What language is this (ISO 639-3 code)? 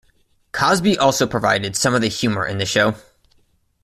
eng